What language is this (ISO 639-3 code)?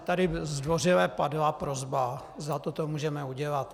ces